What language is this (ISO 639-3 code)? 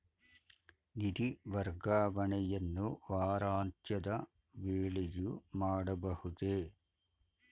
kan